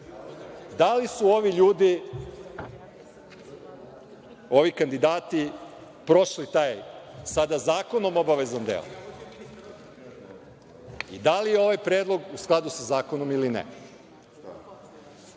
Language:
Serbian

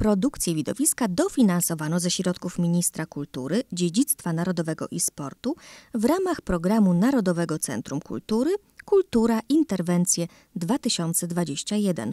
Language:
Polish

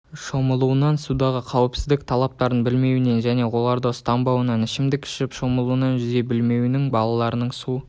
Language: Kazakh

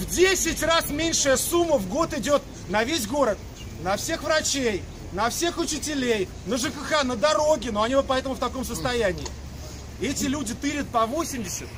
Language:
Russian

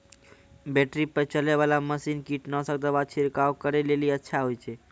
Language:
Maithili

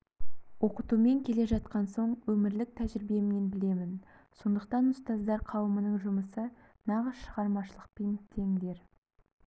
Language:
Kazakh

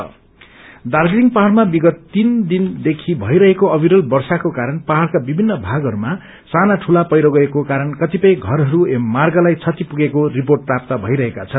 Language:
Nepali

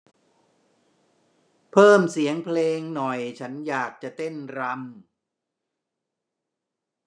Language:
Thai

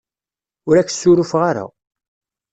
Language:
Kabyle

